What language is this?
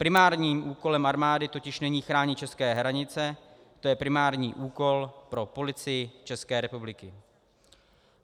Czech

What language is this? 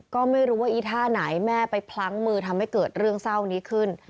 Thai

